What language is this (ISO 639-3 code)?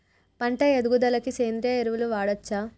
tel